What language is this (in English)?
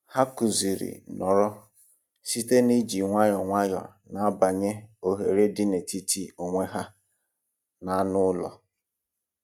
Igbo